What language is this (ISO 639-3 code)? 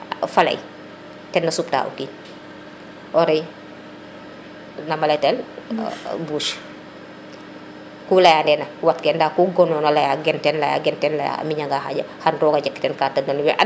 srr